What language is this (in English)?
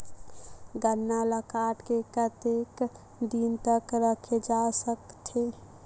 Chhattisgarhi